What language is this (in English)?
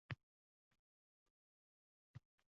Uzbek